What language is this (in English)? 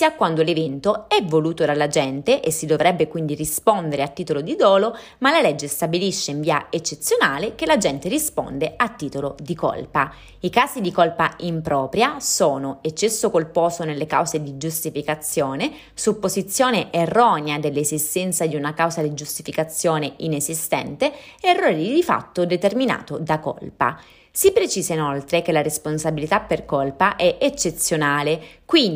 Italian